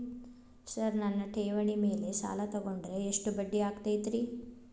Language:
Kannada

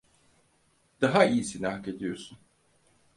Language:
Turkish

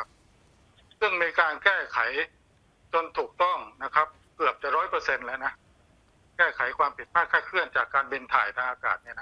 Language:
Thai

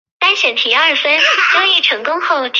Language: Chinese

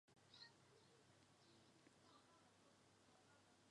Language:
Chinese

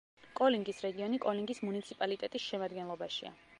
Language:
Georgian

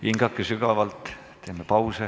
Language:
Estonian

